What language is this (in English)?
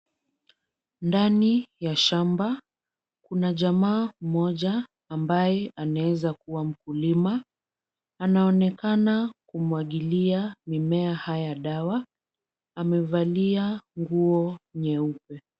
Swahili